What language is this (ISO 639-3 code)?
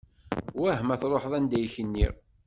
kab